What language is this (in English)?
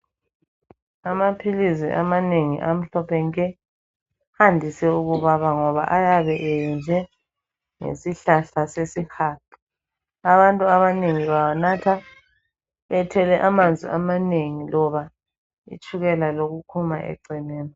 North Ndebele